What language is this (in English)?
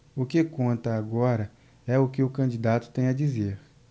Portuguese